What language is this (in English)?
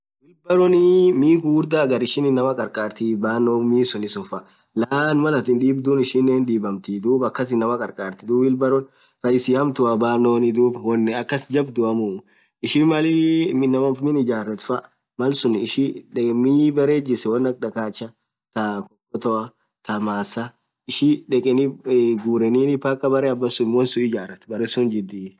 Orma